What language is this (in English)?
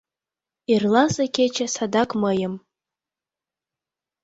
Mari